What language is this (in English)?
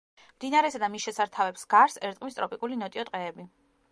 Georgian